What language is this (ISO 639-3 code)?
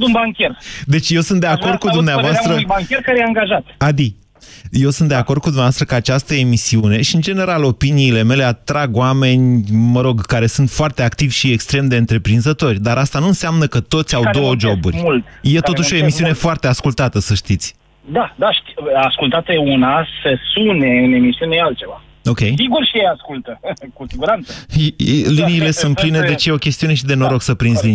ron